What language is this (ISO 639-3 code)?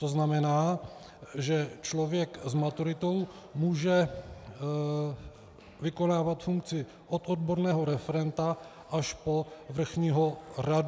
ces